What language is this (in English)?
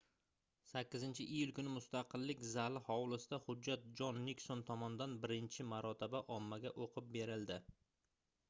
Uzbek